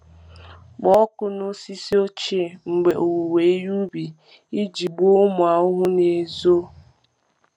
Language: Igbo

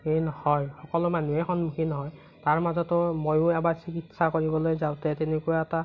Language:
Assamese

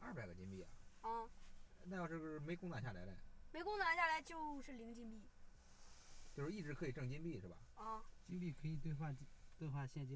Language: Chinese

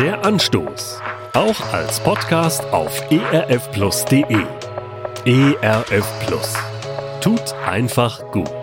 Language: German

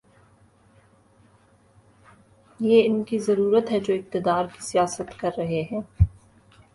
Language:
Urdu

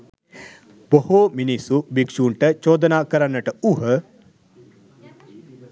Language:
Sinhala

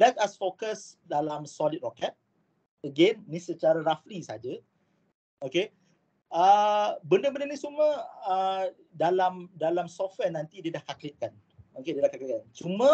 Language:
Malay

